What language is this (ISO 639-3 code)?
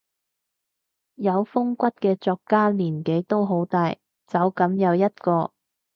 yue